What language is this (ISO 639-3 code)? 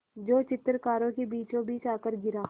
hin